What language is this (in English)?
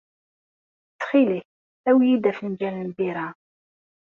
Kabyle